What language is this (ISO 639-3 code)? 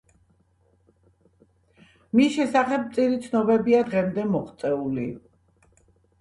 kat